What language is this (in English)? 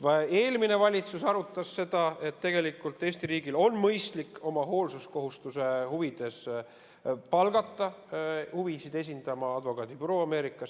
Estonian